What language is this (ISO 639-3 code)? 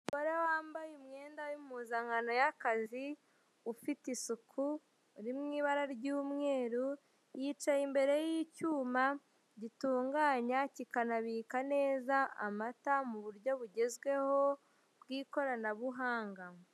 kin